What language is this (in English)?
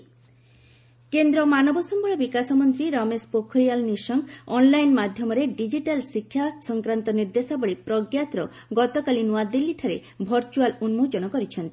Odia